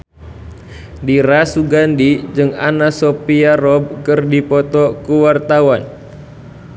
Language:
Sundanese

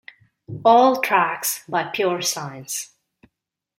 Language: English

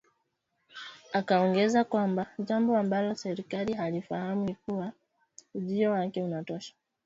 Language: Swahili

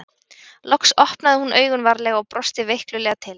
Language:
Icelandic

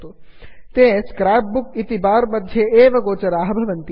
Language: Sanskrit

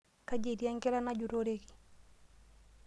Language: Masai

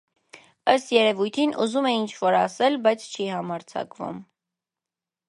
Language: Armenian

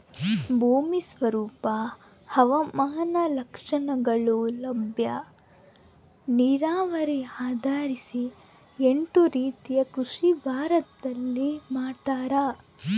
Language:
Kannada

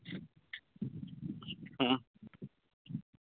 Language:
Santali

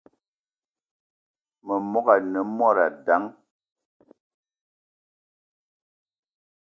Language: Eton (Cameroon)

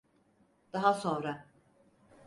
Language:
Turkish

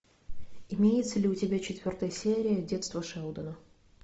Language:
Russian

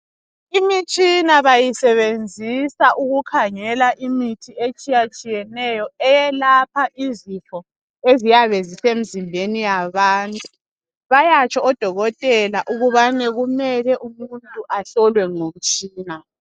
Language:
North Ndebele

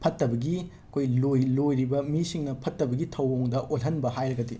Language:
Manipuri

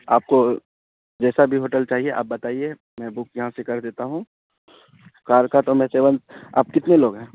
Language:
Urdu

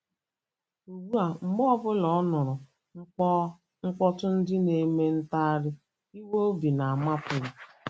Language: Igbo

